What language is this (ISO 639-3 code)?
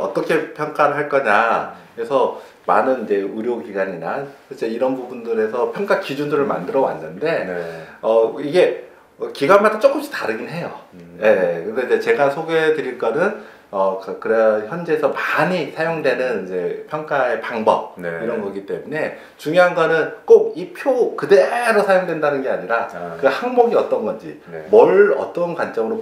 kor